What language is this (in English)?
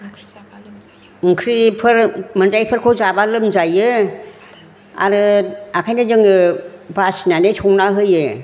Bodo